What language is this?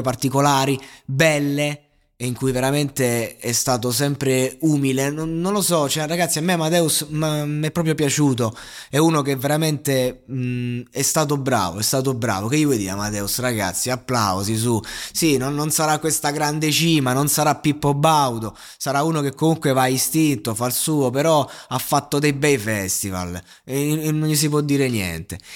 Italian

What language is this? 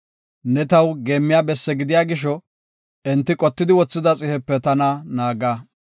Gofa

